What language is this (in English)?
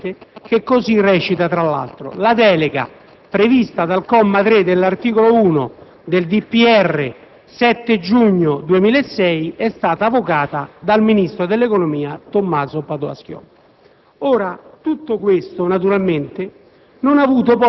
Italian